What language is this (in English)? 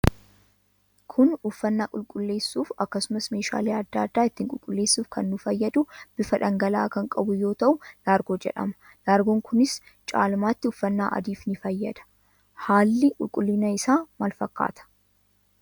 Oromo